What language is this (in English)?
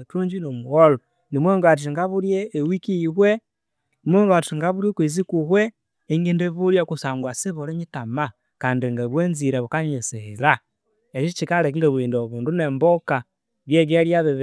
Konzo